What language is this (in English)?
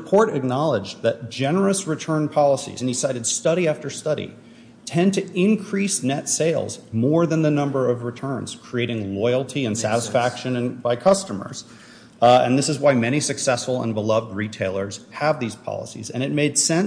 English